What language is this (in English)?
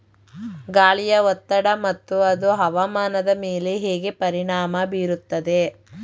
Kannada